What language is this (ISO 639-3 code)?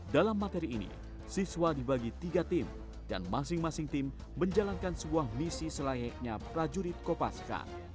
ind